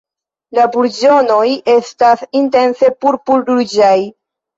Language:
Esperanto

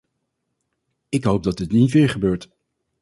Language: Dutch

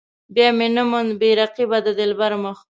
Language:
Pashto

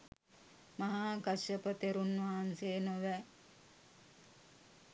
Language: Sinhala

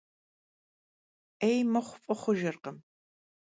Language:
Kabardian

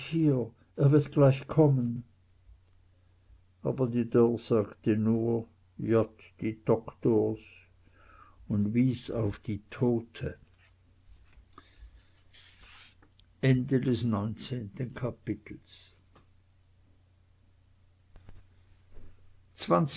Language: German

